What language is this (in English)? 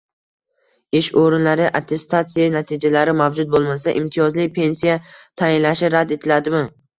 Uzbek